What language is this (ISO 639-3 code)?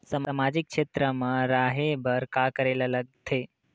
hne